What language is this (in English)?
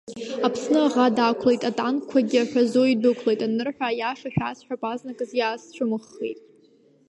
Abkhazian